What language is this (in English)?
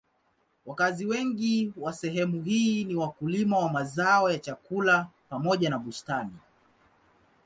Swahili